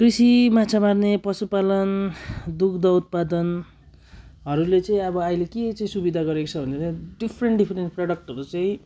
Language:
Nepali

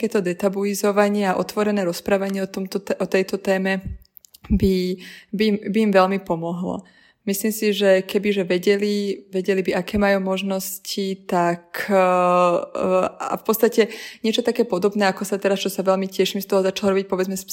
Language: Slovak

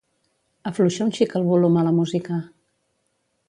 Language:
Catalan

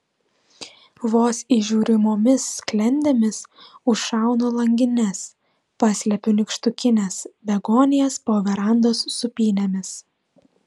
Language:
Lithuanian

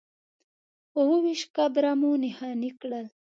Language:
Pashto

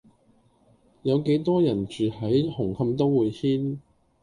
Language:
Cantonese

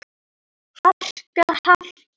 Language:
Icelandic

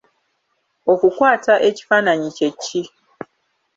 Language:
Ganda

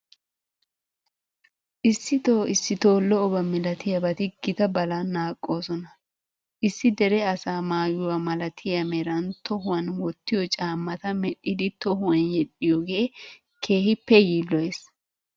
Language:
Wolaytta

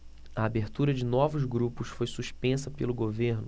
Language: Portuguese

